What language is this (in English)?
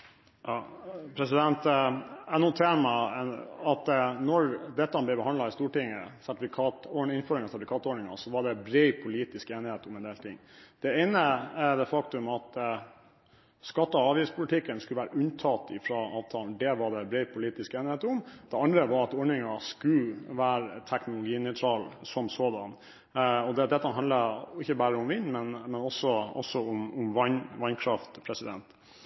Norwegian Bokmål